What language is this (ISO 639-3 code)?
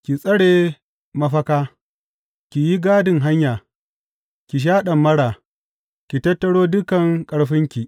hau